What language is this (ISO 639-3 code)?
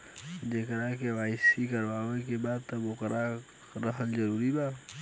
bho